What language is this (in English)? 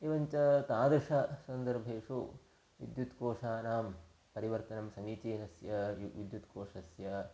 Sanskrit